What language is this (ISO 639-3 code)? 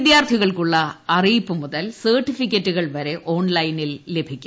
mal